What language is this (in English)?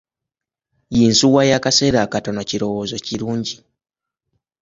Ganda